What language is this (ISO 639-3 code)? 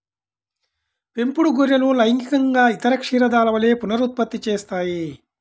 tel